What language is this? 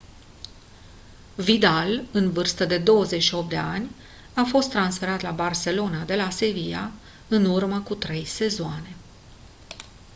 Romanian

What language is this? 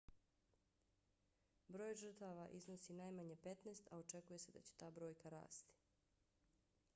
Bosnian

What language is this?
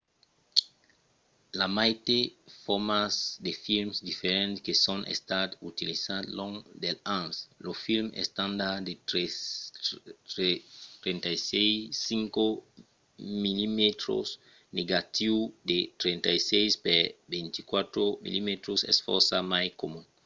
Occitan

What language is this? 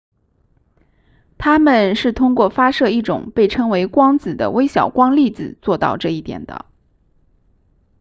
Chinese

